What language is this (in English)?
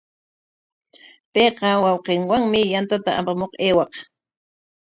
Corongo Ancash Quechua